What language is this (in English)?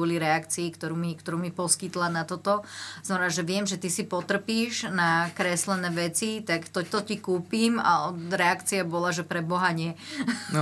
Slovak